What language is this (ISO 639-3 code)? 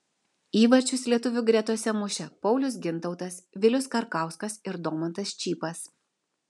lit